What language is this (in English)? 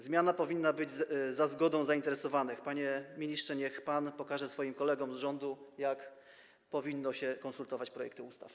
Polish